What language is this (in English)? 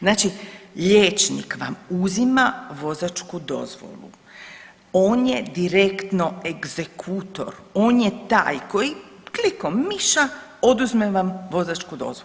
Croatian